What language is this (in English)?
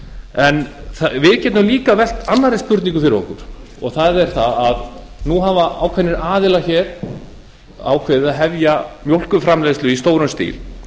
Icelandic